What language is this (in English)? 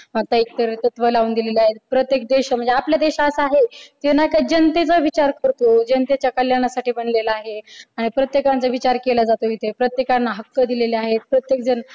Marathi